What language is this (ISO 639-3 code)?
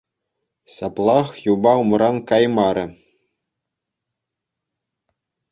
chv